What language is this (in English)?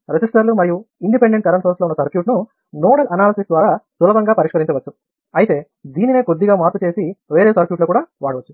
Telugu